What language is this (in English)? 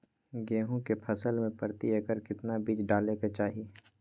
Magahi